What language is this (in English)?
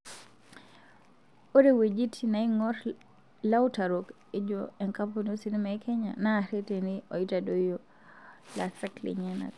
Masai